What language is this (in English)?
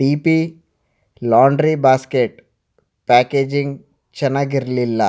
Kannada